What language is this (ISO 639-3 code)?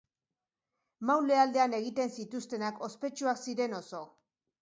eus